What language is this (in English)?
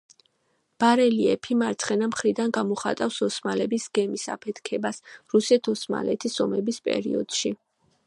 Georgian